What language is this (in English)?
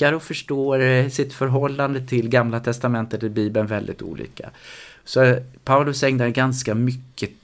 Swedish